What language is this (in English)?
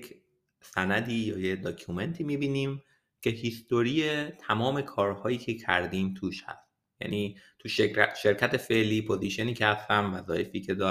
Persian